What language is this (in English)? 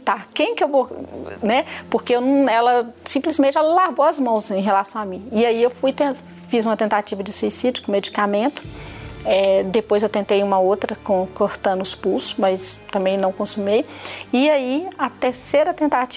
Portuguese